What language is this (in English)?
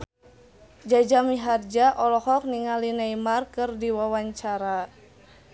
Sundanese